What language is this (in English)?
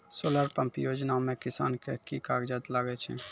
Maithili